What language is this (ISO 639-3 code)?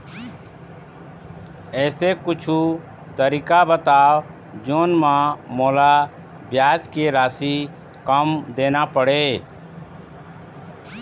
hne